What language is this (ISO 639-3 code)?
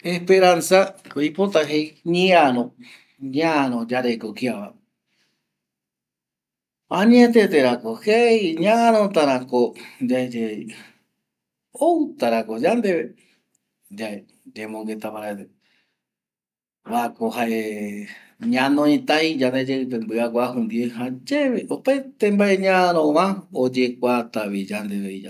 gui